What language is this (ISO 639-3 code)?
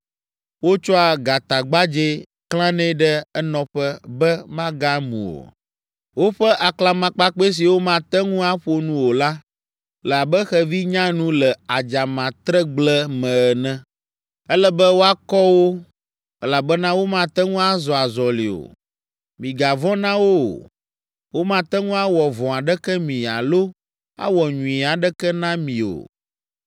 ewe